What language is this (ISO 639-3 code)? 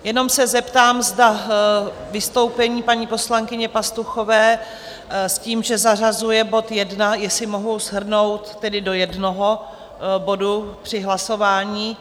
ces